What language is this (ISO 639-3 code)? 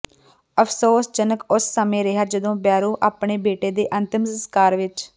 pan